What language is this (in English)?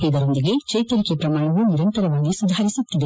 Kannada